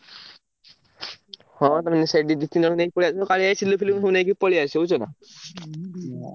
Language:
Odia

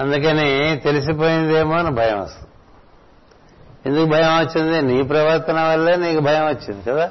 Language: Telugu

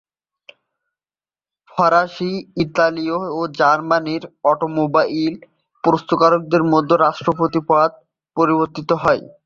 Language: Bangla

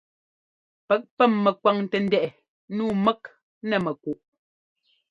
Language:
Ngomba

